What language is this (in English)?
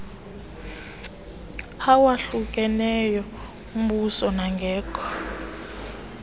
Xhosa